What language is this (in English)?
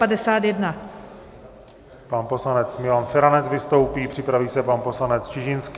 Czech